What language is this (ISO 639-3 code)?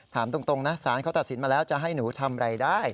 tha